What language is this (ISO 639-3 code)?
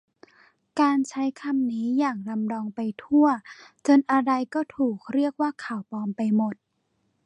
tha